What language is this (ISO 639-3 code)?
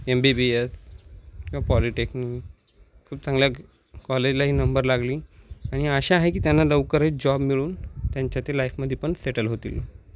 mar